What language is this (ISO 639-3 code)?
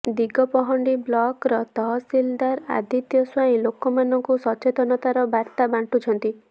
ori